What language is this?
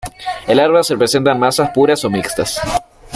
Spanish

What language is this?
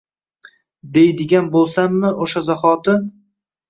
Uzbek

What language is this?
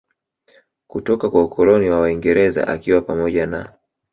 Swahili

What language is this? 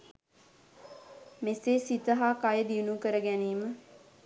Sinhala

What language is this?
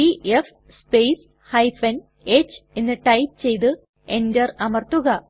Malayalam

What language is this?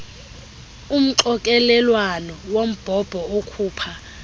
Xhosa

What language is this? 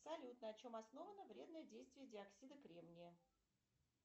Russian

